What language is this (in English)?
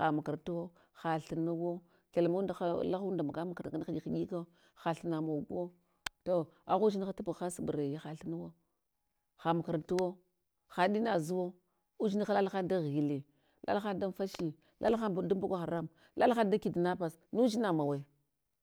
Hwana